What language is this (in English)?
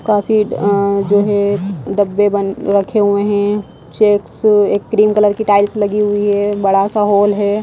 Hindi